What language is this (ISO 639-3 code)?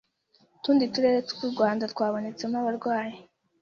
kin